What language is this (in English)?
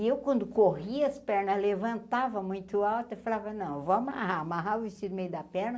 Portuguese